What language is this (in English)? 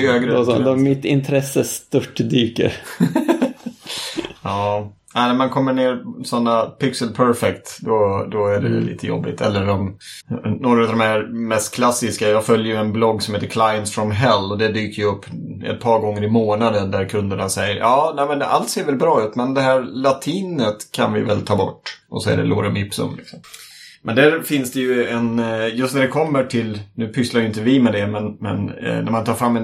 Swedish